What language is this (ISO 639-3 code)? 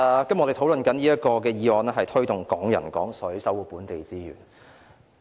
yue